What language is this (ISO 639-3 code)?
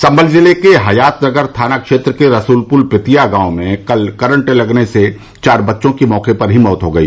hin